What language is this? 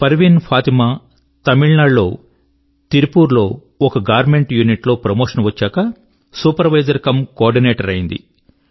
Telugu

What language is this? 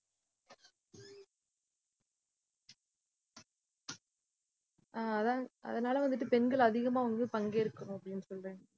Tamil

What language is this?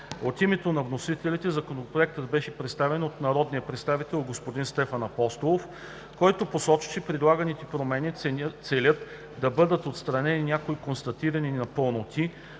Bulgarian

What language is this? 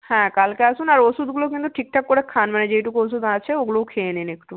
Bangla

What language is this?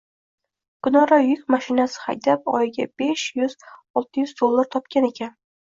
Uzbek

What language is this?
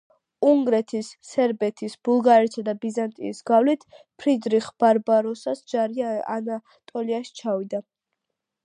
Georgian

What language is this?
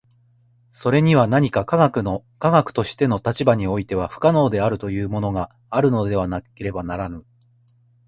Japanese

